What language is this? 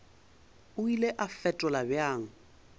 Northern Sotho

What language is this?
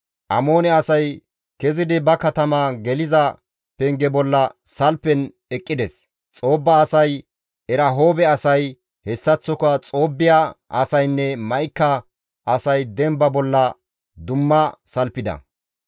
Gamo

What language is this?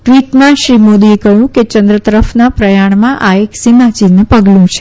Gujarati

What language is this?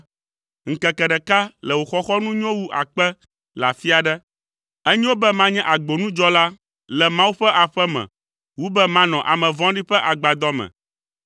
Ewe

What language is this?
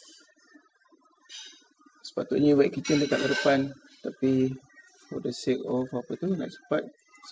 Malay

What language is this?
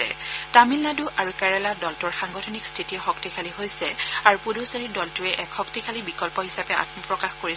Assamese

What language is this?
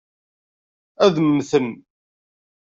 Kabyle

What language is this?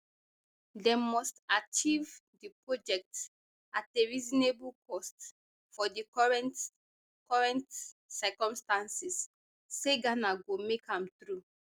Nigerian Pidgin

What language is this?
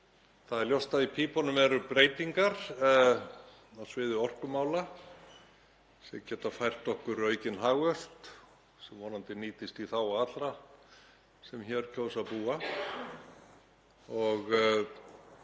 Icelandic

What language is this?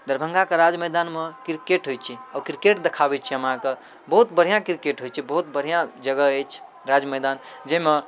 Maithili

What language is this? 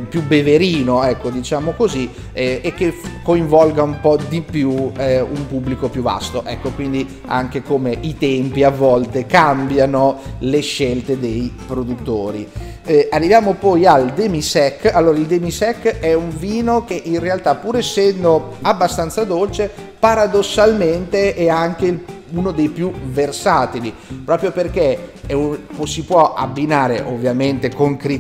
Italian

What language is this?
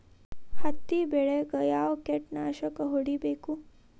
Kannada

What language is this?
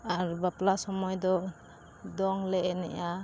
Santali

